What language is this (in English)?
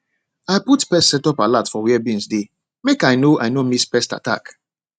Nigerian Pidgin